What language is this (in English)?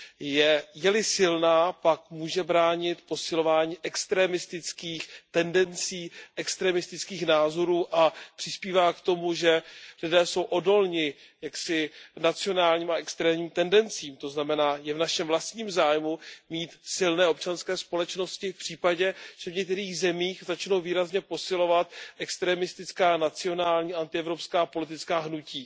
Czech